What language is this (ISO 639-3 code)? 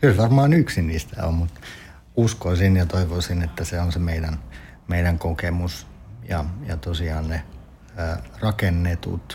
fin